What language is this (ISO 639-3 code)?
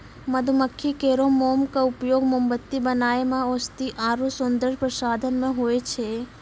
mai